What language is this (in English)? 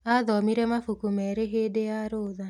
Kikuyu